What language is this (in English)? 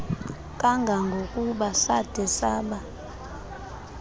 Xhosa